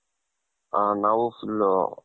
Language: Kannada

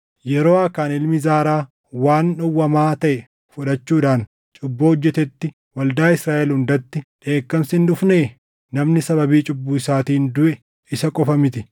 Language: Oromo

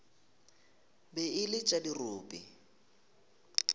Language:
Northern Sotho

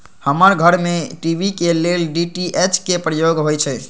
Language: Magahi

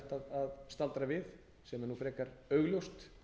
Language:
Icelandic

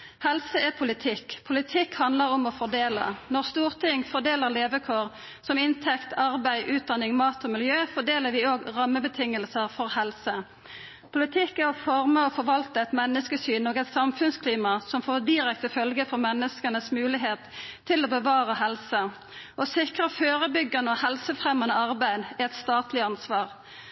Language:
Norwegian Nynorsk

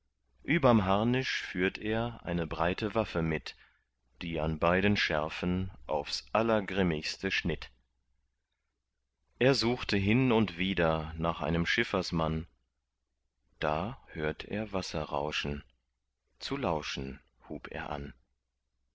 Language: German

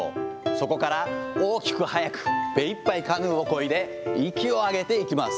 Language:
Japanese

